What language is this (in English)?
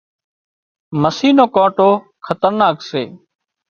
Wadiyara Koli